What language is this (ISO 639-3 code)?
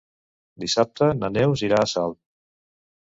cat